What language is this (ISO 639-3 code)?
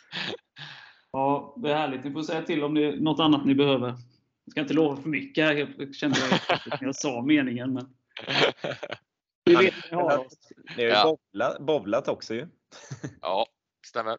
swe